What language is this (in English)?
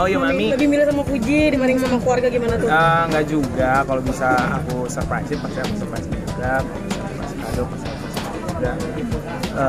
Indonesian